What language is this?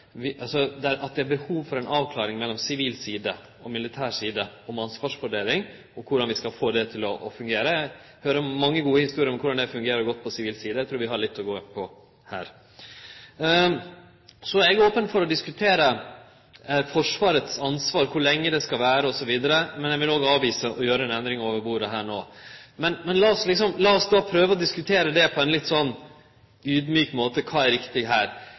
Norwegian Nynorsk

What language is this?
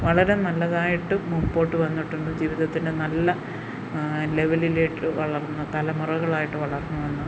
Malayalam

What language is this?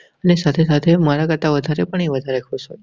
Gujarati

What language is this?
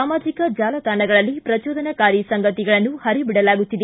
Kannada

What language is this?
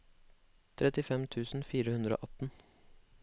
Norwegian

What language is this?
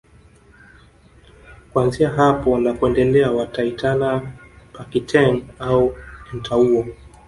Swahili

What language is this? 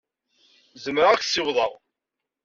Kabyle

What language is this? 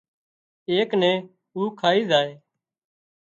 Wadiyara Koli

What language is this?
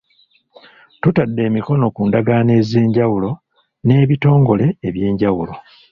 Ganda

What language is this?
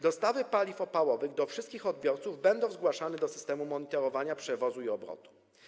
Polish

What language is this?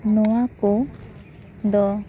Santali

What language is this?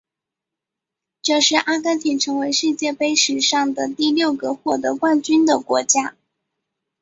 Chinese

